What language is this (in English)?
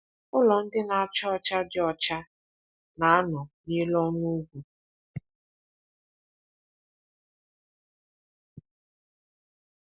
Igbo